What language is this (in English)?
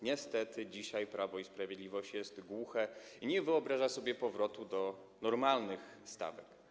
Polish